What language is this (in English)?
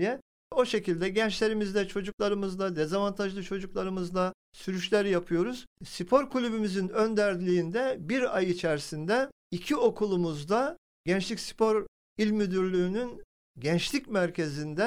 Turkish